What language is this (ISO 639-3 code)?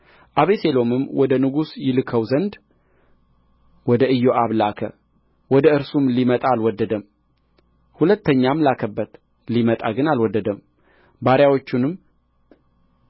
amh